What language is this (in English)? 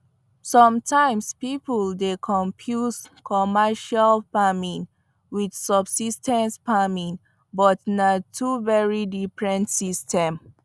Nigerian Pidgin